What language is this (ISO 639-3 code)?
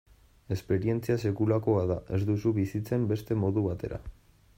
eus